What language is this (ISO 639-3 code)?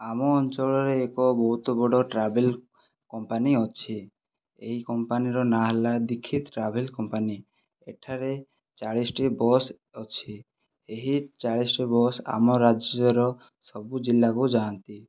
ori